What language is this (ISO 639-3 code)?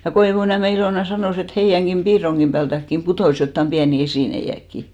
fin